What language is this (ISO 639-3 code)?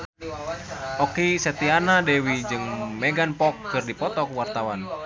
sun